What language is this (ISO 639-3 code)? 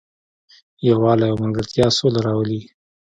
pus